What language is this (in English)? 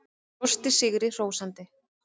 Icelandic